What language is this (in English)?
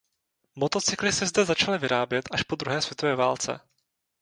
Czech